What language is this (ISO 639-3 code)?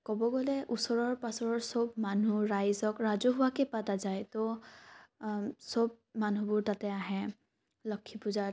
asm